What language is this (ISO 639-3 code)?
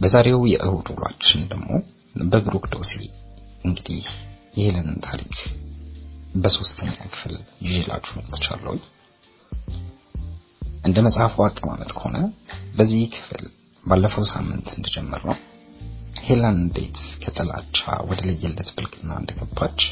amh